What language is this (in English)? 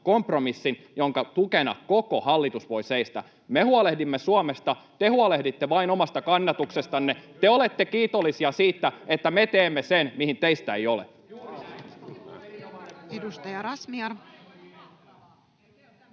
Finnish